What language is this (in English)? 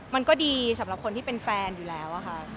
Thai